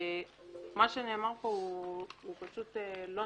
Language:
Hebrew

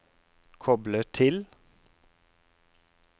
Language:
Norwegian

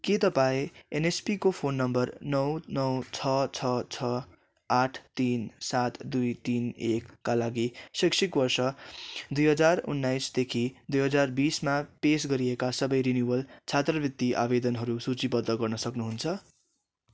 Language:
Nepali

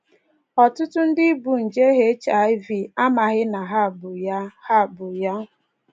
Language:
Igbo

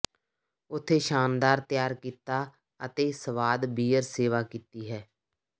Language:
Punjabi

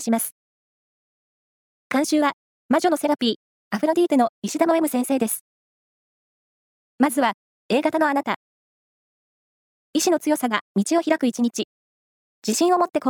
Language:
Japanese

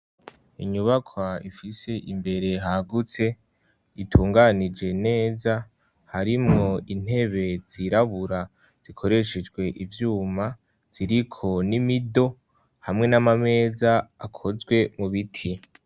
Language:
Rundi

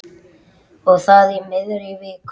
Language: Icelandic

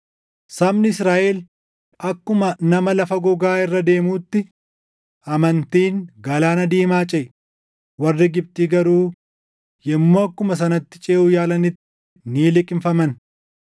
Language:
Oromo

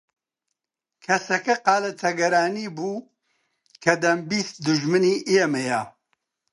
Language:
Central Kurdish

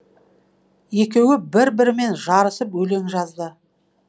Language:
Kazakh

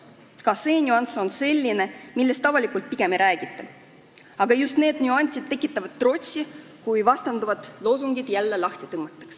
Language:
Estonian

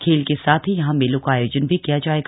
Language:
Hindi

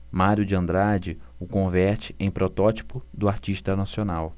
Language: Portuguese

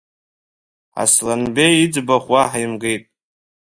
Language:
Abkhazian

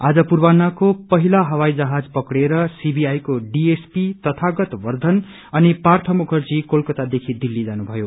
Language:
Nepali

